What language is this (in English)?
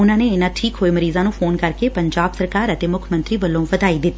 Punjabi